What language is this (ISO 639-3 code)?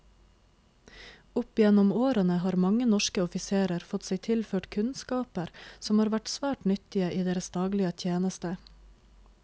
nor